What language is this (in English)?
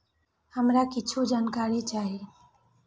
Maithili